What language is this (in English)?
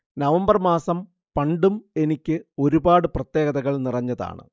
Malayalam